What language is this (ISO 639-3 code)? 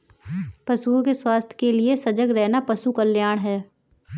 hin